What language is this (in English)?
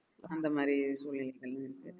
Tamil